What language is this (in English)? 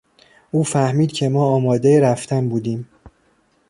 Persian